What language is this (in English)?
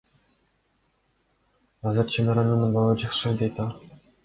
Kyrgyz